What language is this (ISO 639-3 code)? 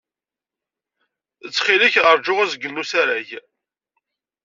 kab